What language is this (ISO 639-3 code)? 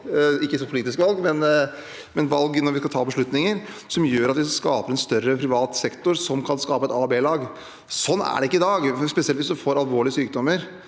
nor